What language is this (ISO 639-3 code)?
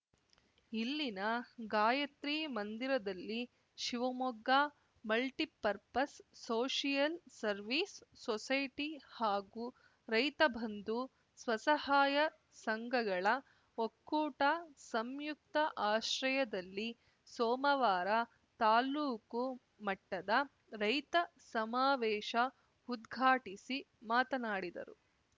kan